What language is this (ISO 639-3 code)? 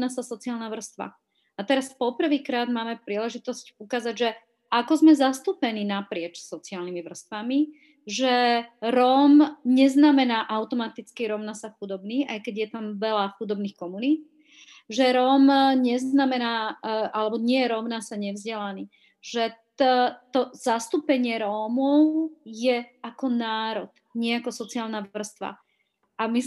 slk